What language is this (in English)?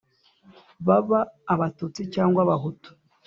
Kinyarwanda